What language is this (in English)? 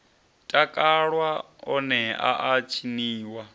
Venda